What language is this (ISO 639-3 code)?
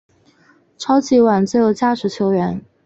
zho